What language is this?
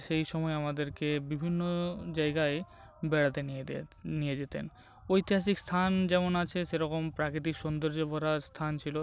Bangla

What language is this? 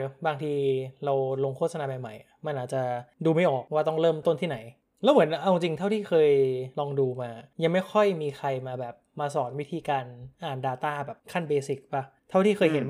Thai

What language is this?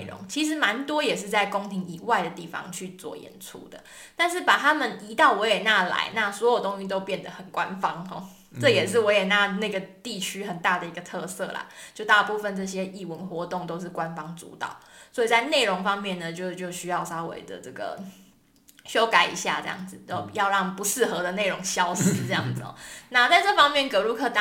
Chinese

